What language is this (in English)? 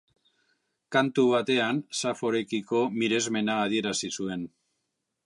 Basque